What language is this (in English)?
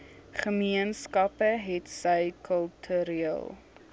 Afrikaans